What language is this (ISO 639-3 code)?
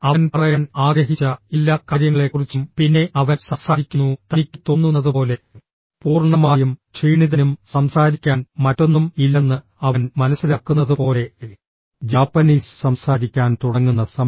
mal